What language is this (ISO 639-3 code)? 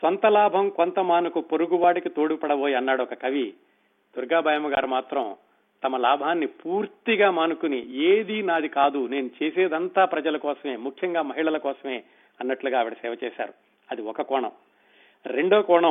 tel